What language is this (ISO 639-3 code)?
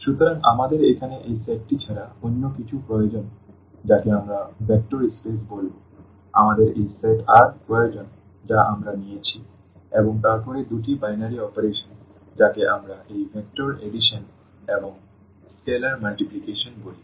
ben